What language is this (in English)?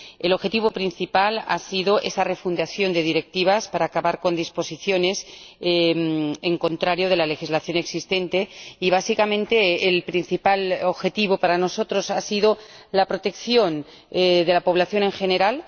Spanish